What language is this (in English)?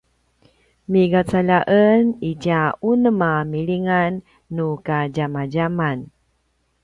Paiwan